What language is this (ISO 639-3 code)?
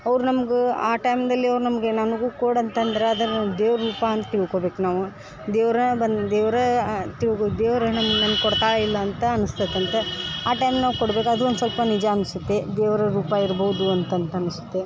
kan